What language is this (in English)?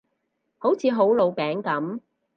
Cantonese